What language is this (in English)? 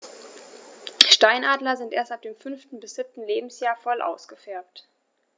German